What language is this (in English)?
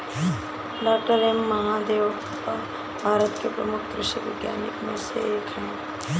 Hindi